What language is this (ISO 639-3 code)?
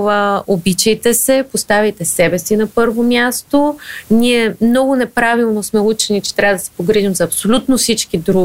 bul